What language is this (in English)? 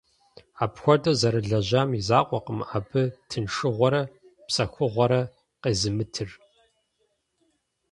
Kabardian